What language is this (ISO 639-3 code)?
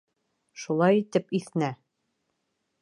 bak